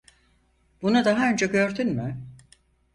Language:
Turkish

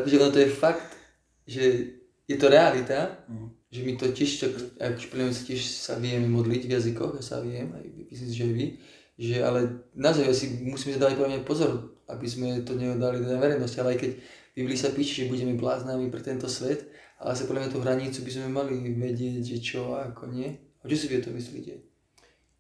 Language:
Slovak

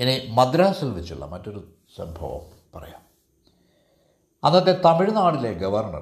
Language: Malayalam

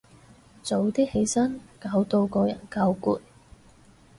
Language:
Cantonese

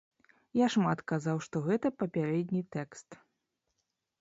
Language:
Belarusian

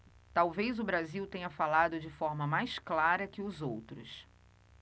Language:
Portuguese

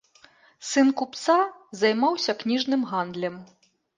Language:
Belarusian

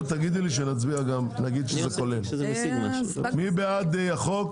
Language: Hebrew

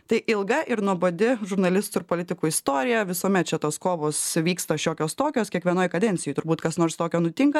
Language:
Lithuanian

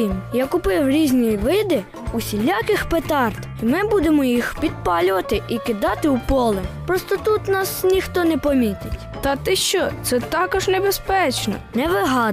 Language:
Ukrainian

